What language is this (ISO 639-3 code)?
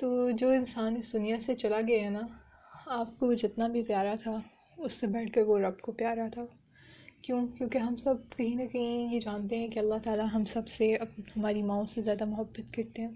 urd